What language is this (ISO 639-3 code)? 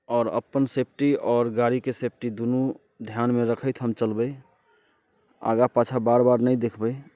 mai